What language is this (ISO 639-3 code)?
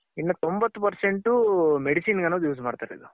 kan